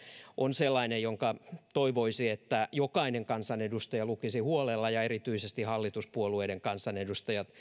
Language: Finnish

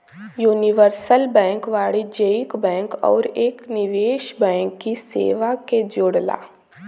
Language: Bhojpuri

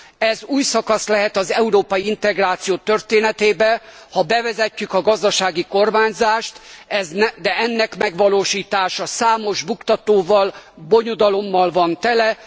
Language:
Hungarian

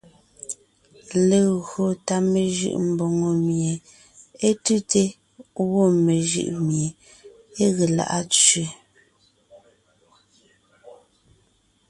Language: Ngiemboon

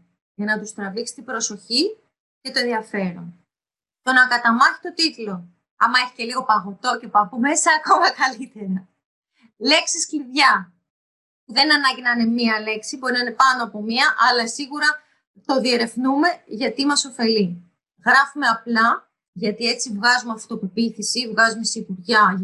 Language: Greek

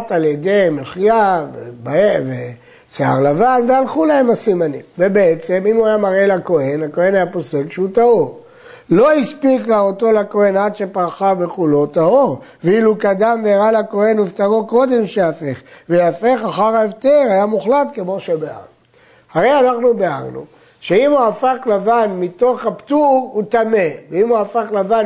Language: Hebrew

